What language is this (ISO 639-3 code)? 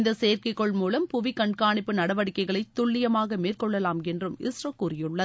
tam